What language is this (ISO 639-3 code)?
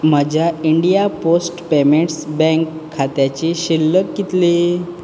kok